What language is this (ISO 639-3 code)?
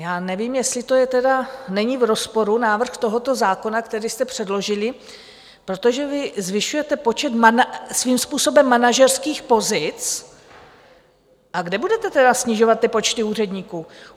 ces